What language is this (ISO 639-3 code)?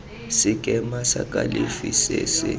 tsn